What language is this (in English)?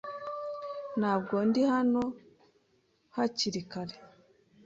Kinyarwanda